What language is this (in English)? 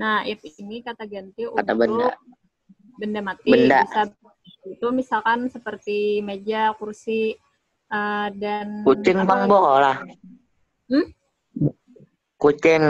Indonesian